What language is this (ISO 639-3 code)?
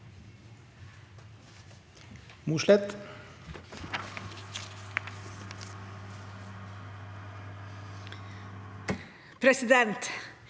nor